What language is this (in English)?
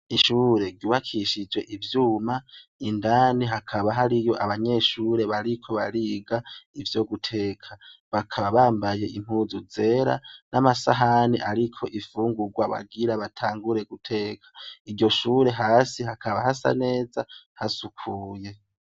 Rundi